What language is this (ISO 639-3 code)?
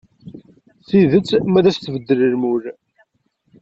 kab